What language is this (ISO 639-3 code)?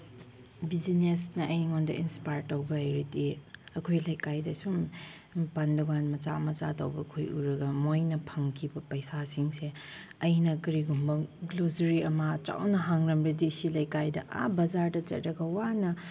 mni